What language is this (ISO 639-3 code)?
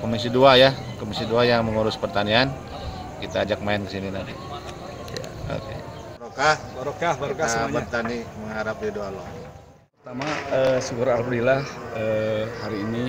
ind